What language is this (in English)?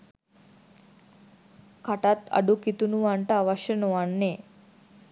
Sinhala